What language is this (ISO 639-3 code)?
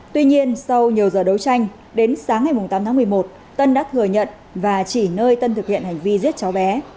vie